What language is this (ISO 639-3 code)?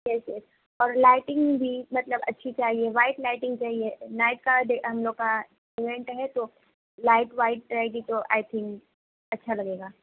urd